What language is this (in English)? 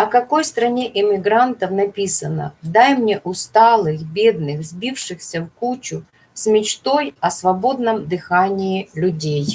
Russian